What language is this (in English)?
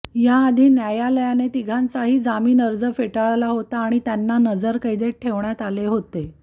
Marathi